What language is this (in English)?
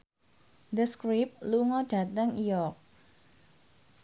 Javanese